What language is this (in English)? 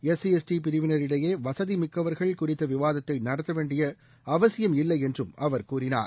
Tamil